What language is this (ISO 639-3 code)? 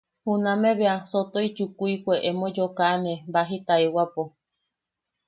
yaq